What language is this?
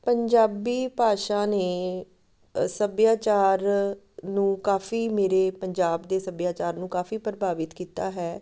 Punjabi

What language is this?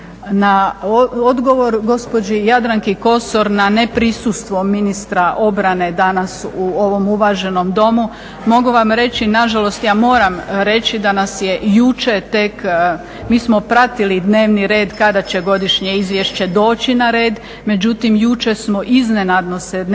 Croatian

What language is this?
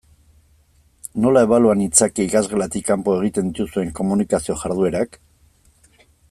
Basque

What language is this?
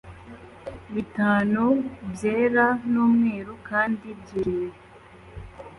Kinyarwanda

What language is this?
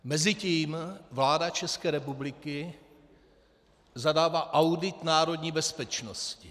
Czech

